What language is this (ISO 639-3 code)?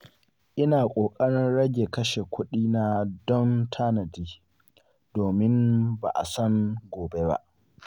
hau